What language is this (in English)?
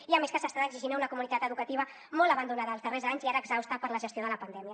Catalan